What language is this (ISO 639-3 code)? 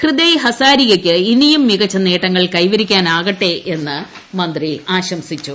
mal